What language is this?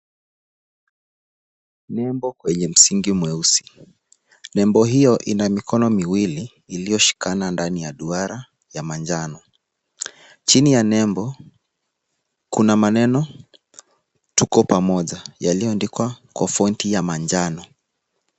Swahili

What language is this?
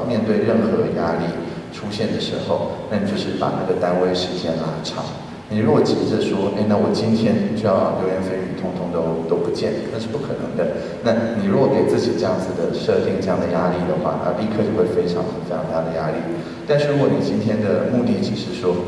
Chinese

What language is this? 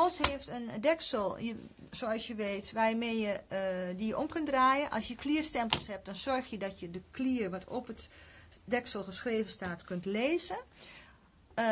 Dutch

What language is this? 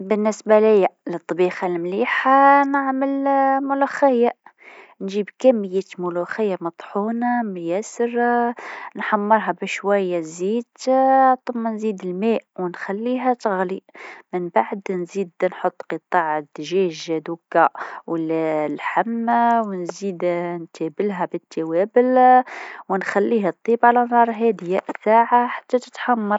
Tunisian Arabic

